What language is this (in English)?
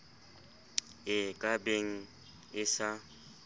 Southern Sotho